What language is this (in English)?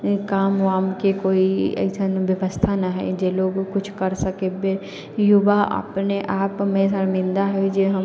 Maithili